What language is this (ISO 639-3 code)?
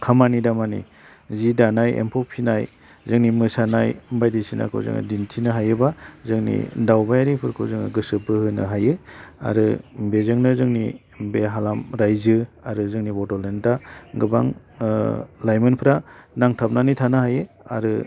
brx